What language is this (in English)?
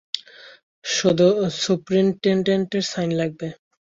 Bangla